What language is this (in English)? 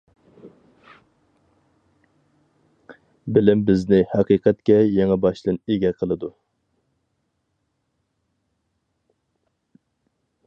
Uyghur